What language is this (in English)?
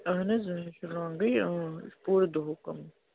Kashmiri